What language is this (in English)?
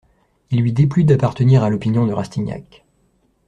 French